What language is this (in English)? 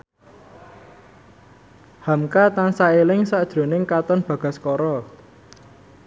Javanese